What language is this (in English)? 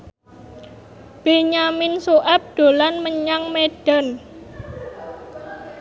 Javanese